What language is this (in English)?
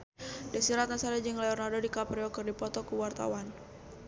Sundanese